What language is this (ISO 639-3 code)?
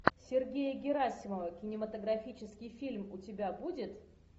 rus